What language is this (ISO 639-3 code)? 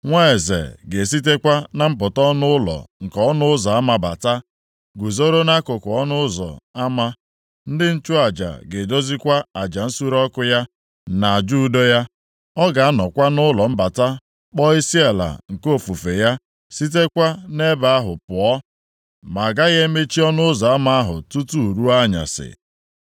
ibo